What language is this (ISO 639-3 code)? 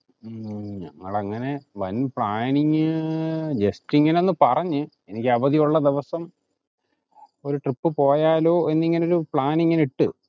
mal